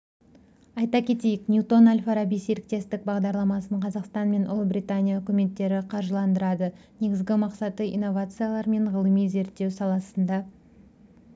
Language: Kazakh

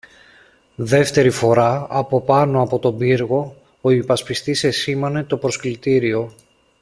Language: Greek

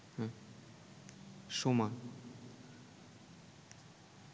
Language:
Bangla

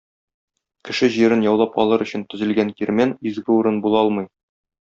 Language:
Tatar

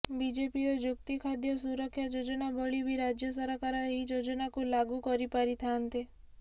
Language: Odia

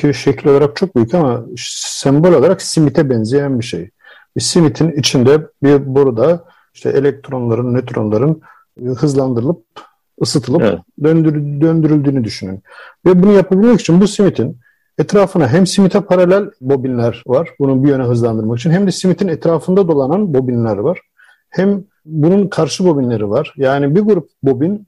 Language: Turkish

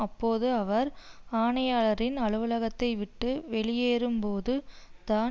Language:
Tamil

